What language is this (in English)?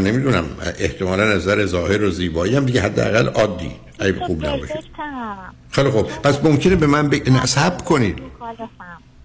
Persian